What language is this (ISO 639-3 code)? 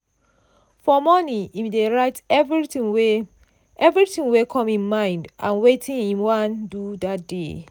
pcm